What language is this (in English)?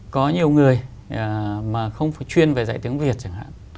Vietnamese